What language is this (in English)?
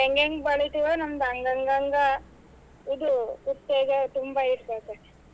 Kannada